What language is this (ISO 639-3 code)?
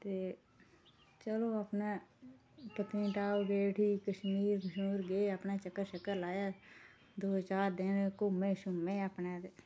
doi